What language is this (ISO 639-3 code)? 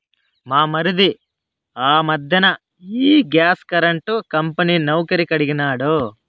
tel